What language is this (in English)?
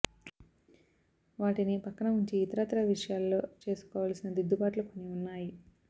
Telugu